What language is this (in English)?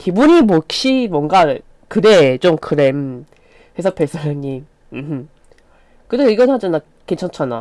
Korean